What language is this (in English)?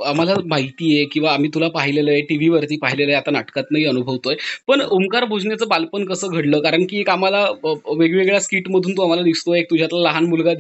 Marathi